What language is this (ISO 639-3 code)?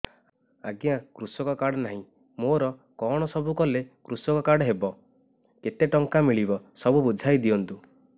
ori